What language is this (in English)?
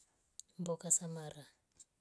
Rombo